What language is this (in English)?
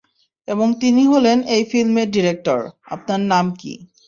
Bangla